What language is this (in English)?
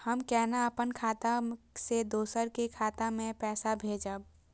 Maithili